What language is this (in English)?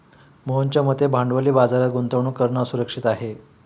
Marathi